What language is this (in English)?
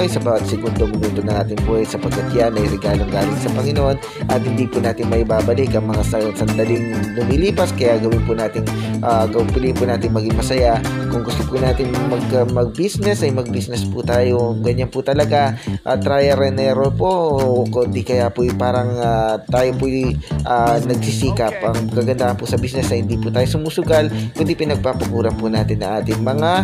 Filipino